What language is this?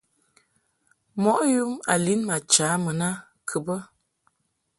Mungaka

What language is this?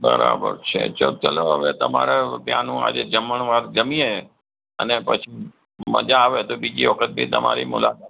Gujarati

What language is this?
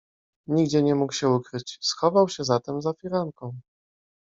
Polish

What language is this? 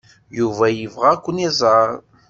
Kabyle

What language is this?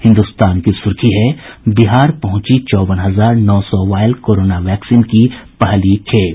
Hindi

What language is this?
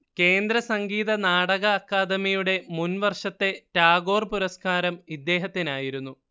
Malayalam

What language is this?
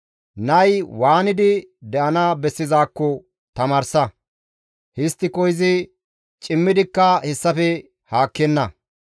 Gamo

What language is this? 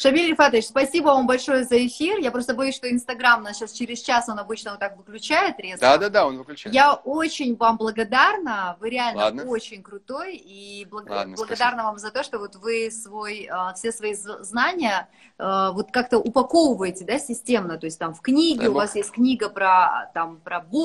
Russian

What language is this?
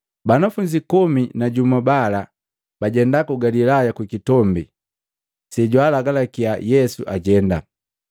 Matengo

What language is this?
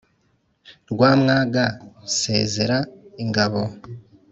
Kinyarwanda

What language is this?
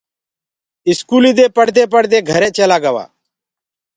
Gurgula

